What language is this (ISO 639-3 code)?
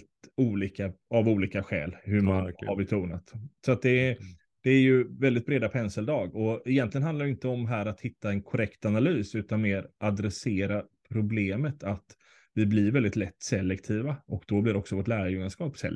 swe